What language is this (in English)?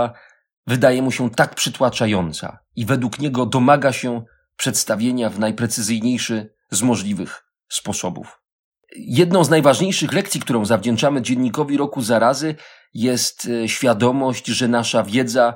Polish